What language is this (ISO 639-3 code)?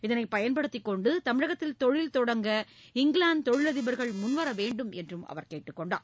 tam